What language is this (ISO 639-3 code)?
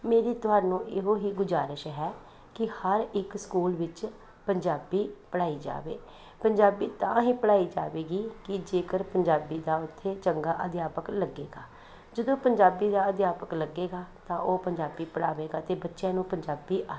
pan